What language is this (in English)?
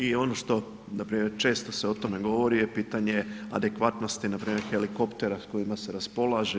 Croatian